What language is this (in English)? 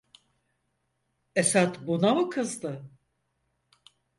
Turkish